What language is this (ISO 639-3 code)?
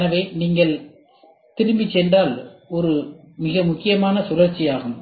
tam